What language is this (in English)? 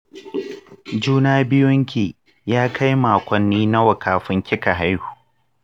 Hausa